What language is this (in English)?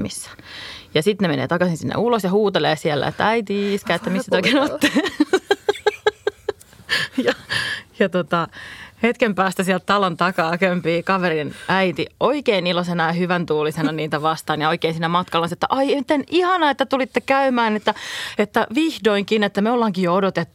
Finnish